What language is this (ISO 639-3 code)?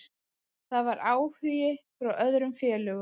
isl